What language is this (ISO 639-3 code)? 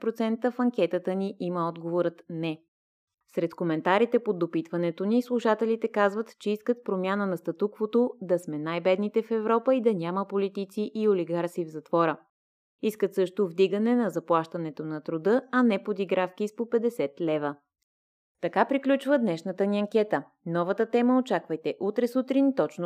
bul